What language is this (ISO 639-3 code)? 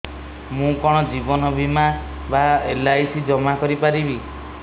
ori